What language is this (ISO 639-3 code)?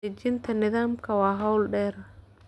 som